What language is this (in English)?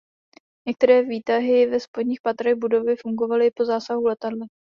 Czech